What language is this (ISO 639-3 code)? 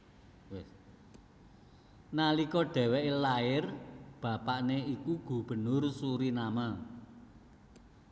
jav